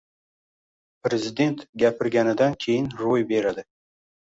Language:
Uzbek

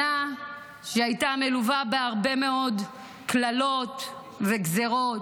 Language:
Hebrew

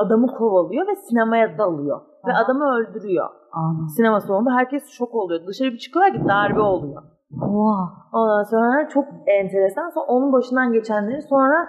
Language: Turkish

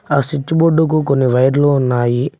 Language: Telugu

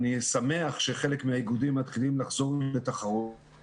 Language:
Hebrew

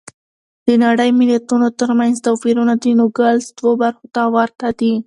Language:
Pashto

